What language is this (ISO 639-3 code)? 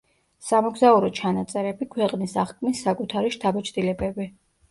kat